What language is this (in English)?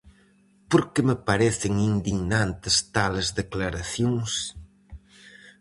Galician